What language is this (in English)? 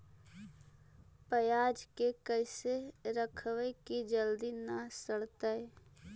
Magahi